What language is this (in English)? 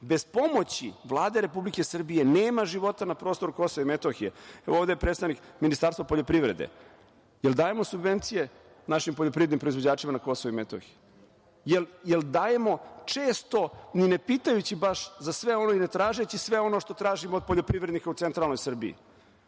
Serbian